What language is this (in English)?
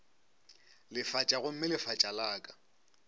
Northern Sotho